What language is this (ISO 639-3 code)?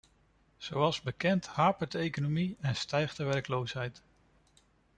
nld